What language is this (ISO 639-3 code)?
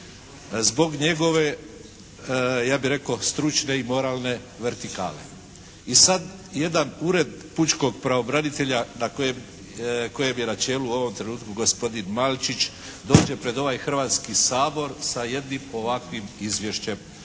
hrv